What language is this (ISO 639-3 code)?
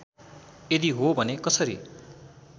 nep